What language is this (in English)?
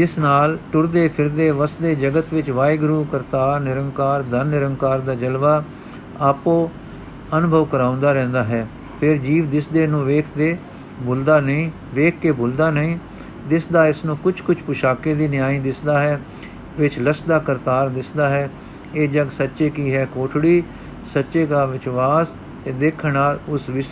Punjabi